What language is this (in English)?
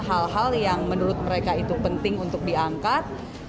Indonesian